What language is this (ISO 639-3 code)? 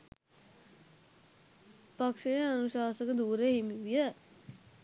sin